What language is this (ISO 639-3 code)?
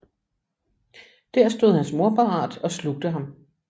dan